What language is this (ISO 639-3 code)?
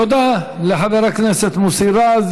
heb